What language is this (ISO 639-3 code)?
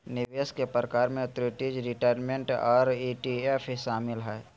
mag